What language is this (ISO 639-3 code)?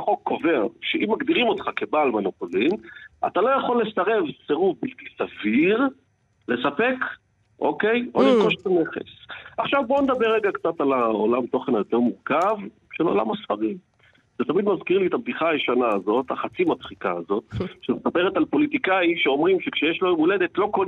heb